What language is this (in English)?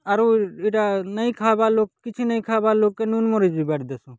Odia